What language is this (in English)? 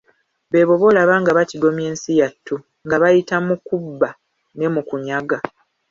Ganda